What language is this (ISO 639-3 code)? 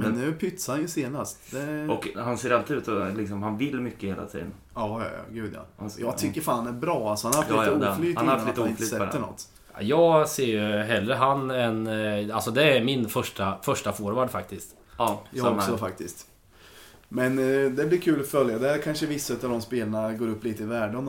swe